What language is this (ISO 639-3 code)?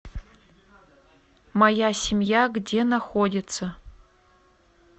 rus